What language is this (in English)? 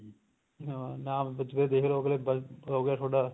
Punjabi